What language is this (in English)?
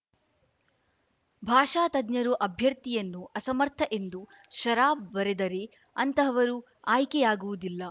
Kannada